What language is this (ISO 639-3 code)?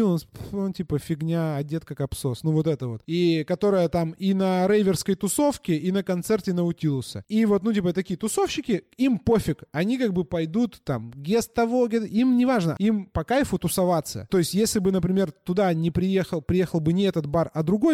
rus